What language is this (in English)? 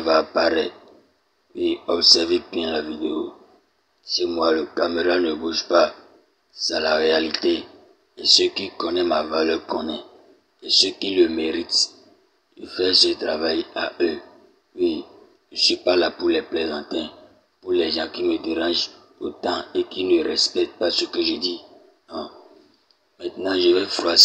French